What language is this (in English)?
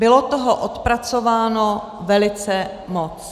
Czech